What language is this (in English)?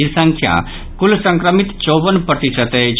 Maithili